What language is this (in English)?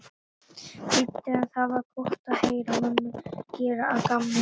Icelandic